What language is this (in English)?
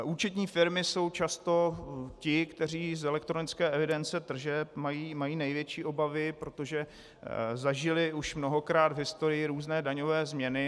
Czech